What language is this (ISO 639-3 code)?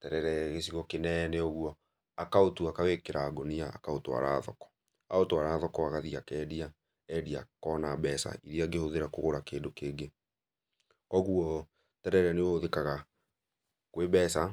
kik